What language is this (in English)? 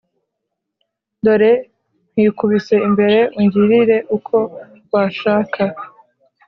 Kinyarwanda